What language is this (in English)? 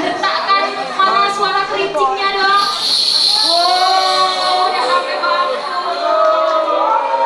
Indonesian